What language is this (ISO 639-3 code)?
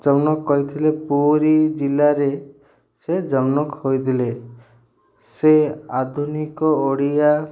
ori